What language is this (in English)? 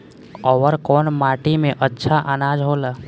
Bhojpuri